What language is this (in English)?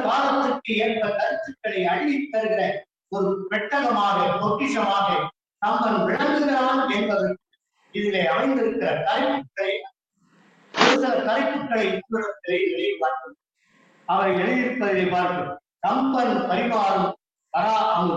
Tamil